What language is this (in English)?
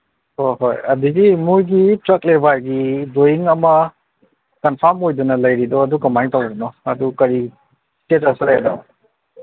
Manipuri